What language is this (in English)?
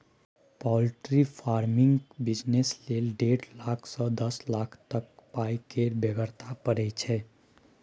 Maithili